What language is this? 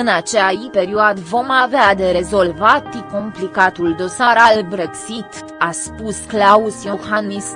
Romanian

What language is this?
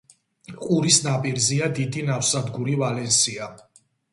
Georgian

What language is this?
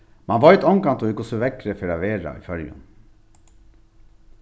Faroese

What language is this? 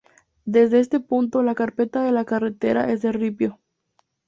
Spanish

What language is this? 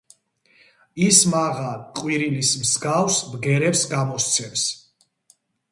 Georgian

